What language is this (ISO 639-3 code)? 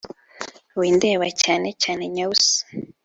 kin